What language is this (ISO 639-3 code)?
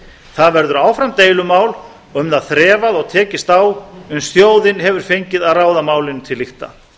isl